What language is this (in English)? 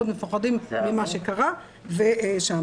Hebrew